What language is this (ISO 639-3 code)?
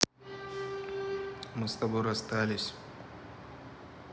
rus